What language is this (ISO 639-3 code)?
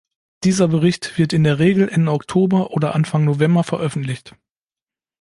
deu